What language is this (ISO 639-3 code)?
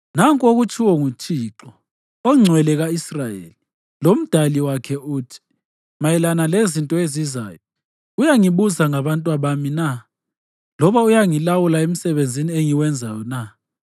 nde